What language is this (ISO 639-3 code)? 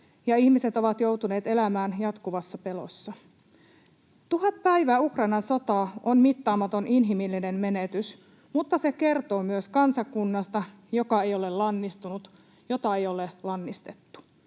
fin